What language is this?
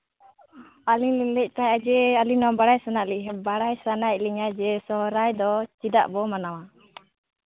Santali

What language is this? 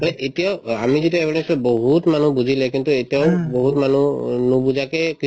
Assamese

